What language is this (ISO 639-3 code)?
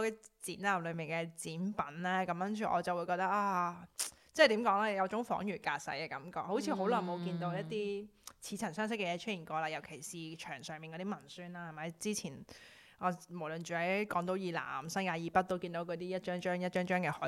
zho